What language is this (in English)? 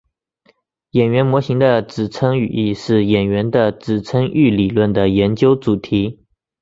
Chinese